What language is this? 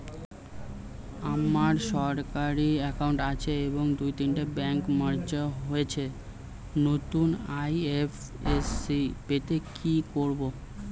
Bangla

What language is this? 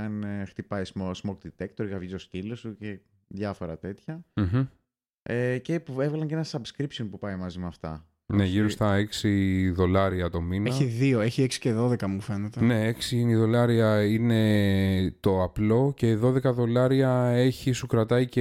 Greek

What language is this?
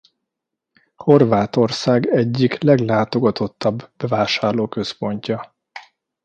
Hungarian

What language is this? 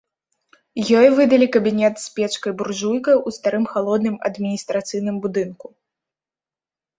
Belarusian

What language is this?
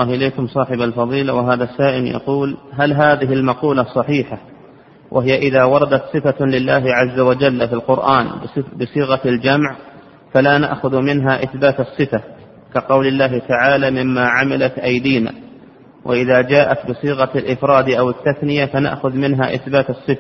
Arabic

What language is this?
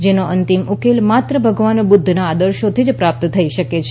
Gujarati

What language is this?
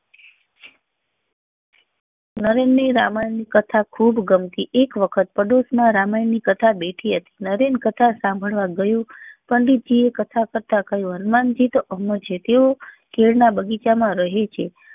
Gujarati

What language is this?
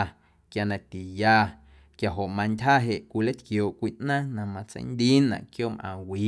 Guerrero Amuzgo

